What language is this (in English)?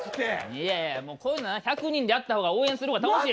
Japanese